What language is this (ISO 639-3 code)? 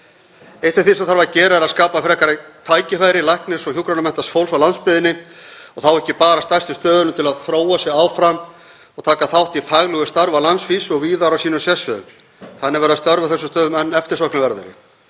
isl